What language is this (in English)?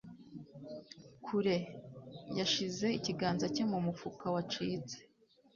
Kinyarwanda